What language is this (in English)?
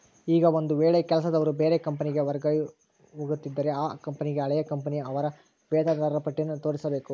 Kannada